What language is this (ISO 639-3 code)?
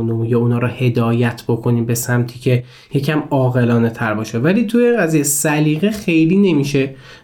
fas